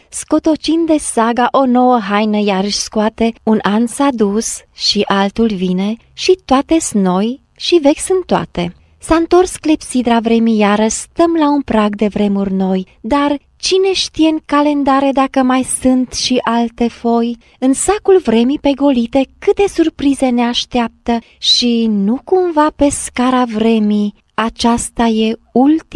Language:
Romanian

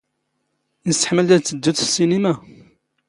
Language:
Standard Moroccan Tamazight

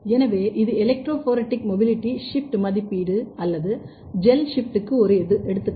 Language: Tamil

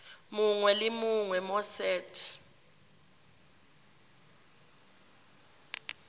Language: Tswana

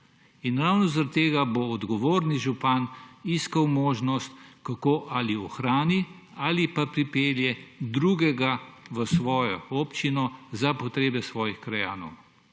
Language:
Slovenian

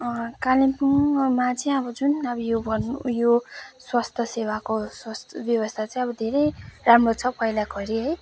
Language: Nepali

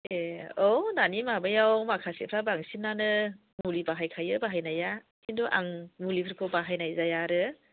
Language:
Bodo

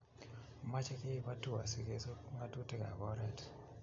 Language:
Kalenjin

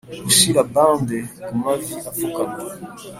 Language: Kinyarwanda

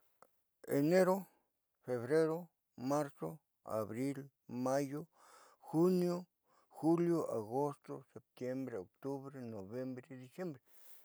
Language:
Southeastern Nochixtlán Mixtec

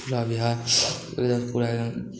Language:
Maithili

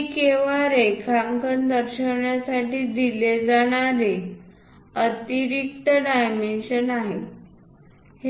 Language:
Marathi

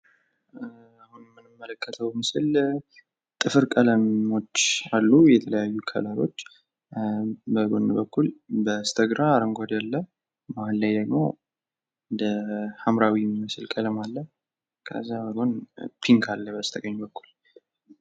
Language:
Amharic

